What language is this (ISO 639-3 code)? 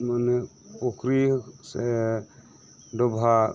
sat